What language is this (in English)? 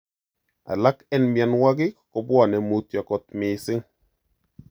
Kalenjin